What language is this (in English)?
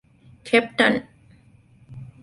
Divehi